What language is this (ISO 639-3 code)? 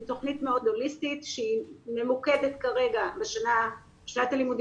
heb